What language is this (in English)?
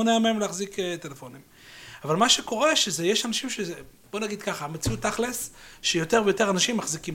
Hebrew